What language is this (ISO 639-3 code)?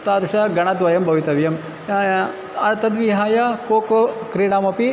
san